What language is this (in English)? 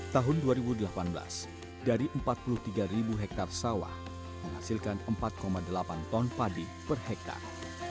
Indonesian